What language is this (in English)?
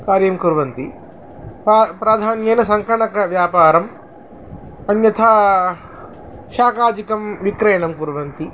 Sanskrit